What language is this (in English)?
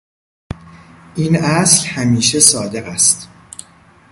Persian